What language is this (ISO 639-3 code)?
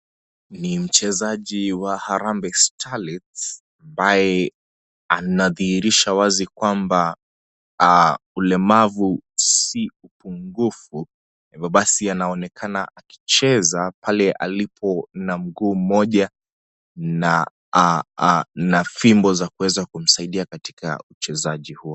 swa